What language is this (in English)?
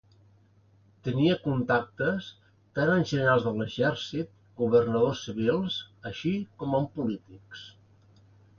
Catalan